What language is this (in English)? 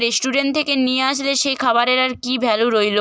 Bangla